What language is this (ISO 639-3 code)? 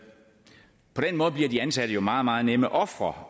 dan